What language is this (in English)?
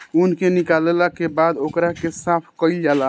Bhojpuri